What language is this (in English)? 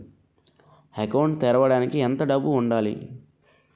Telugu